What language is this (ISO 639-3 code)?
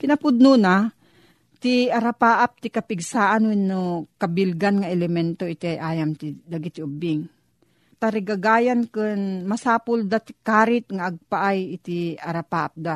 fil